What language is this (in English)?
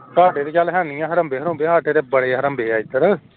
Punjabi